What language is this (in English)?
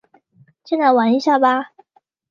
Chinese